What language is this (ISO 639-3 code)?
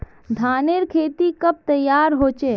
mag